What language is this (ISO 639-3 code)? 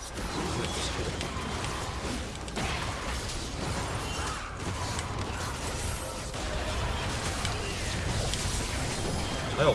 kor